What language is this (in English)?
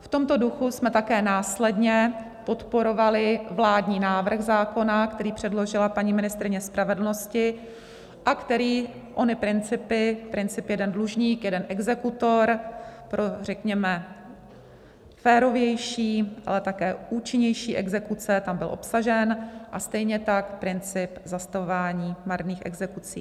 Czech